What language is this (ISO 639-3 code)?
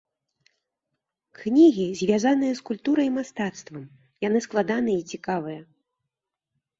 bel